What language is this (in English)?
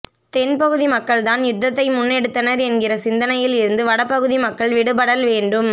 Tamil